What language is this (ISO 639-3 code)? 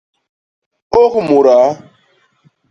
bas